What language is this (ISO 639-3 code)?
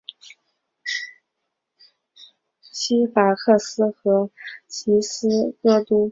zho